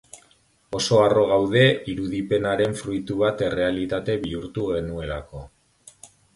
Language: Basque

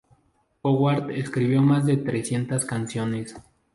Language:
Spanish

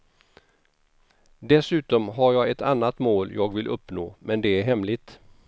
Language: Swedish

